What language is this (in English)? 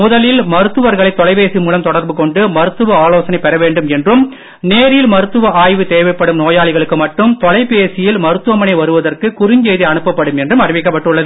Tamil